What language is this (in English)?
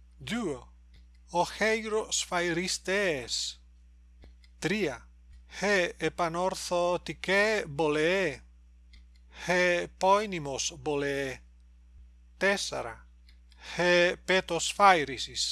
Greek